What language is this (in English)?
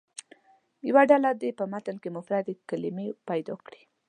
Pashto